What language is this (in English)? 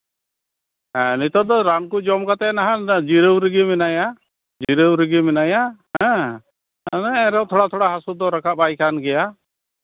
Santali